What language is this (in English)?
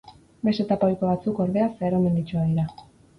Basque